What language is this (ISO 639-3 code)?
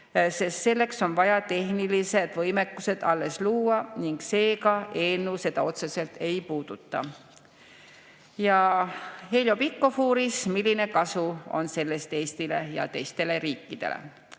est